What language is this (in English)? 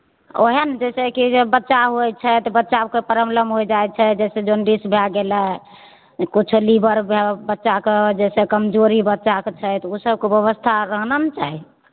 Maithili